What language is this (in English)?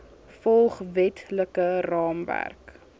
Afrikaans